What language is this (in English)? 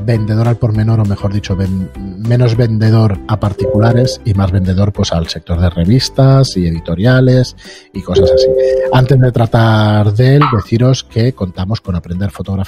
Spanish